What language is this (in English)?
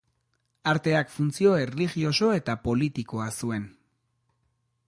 Basque